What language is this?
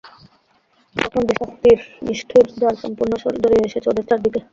Bangla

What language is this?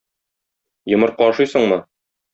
Tatar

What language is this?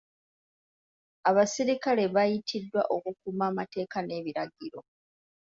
Ganda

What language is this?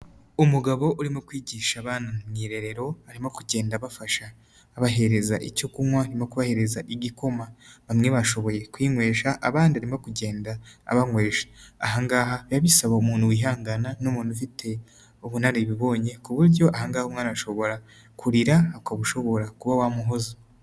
Kinyarwanda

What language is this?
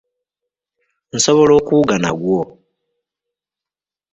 Ganda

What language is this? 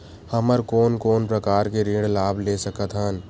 Chhattisgarhi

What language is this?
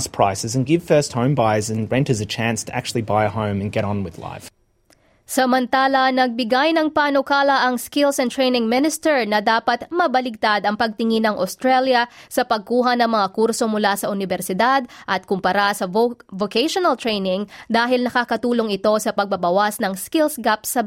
Filipino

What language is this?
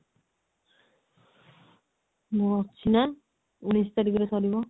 Odia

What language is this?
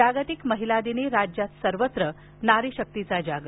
Marathi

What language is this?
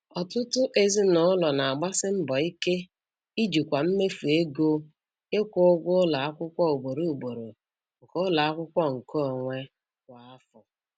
Igbo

